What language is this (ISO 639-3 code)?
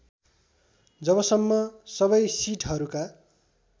nep